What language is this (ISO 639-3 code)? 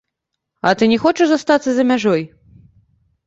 bel